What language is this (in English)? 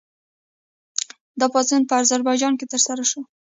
Pashto